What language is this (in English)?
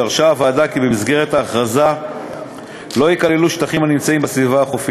Hebrew